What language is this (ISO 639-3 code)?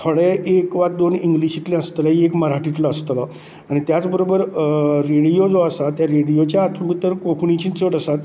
kok